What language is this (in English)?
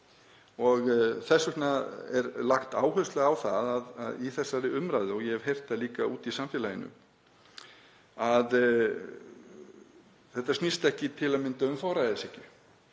Icelandic